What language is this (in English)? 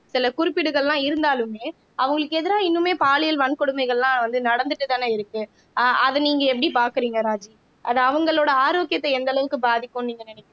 Tamil